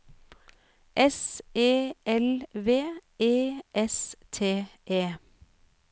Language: Norwegian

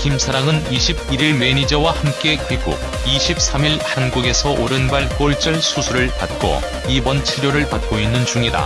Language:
Korean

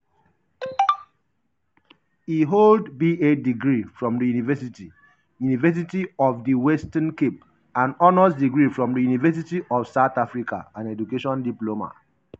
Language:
Nigerian Pidgin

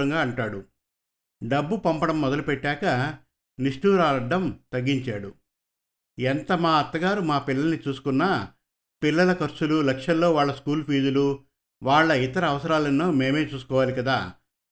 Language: Telugu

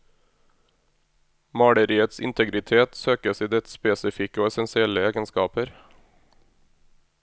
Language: Norwegian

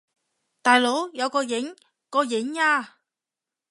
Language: Cantonese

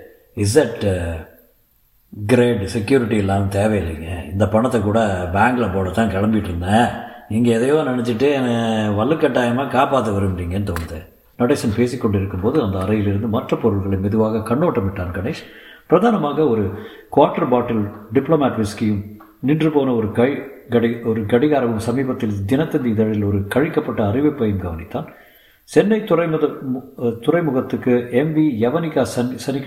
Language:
Tamil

